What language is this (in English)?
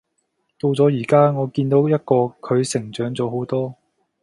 Cantonese